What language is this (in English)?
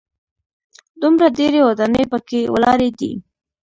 Pashto